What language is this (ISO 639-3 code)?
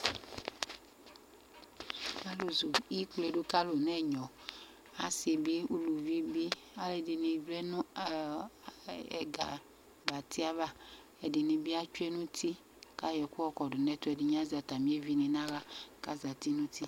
kpo